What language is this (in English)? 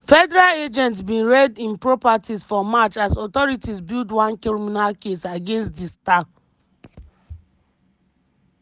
Nigerian Pidgin